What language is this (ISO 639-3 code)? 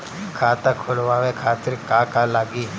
bho